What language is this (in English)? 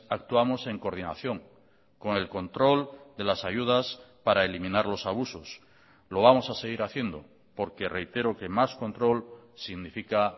Spanish